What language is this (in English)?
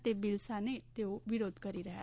Gujarati